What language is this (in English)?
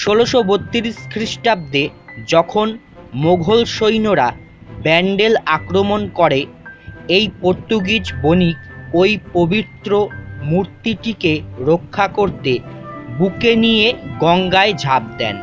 Hindi